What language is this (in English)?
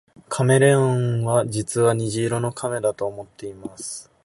Japanese